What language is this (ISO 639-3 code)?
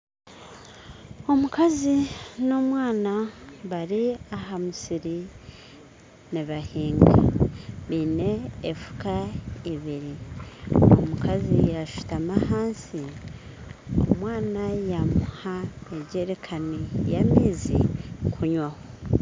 nyn